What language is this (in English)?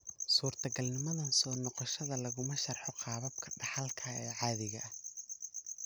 Somali